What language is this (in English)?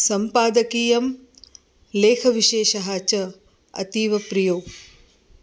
Sanskrit